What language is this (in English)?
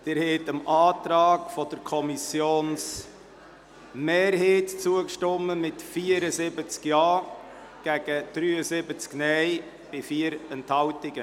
Swiss German